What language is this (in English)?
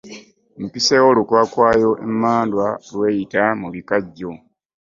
Ganda